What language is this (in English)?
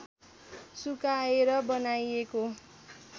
Nepali